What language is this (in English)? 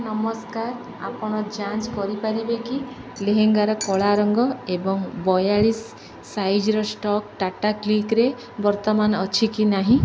Odia